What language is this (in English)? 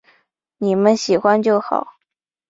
Chinese